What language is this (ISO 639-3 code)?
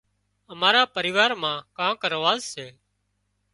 kxp